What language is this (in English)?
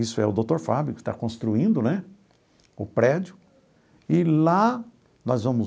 Portuguese